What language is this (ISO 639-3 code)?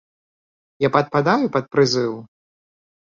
bel